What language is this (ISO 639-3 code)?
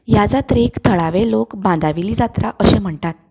kok